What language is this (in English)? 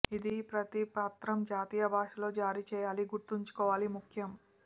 Telugu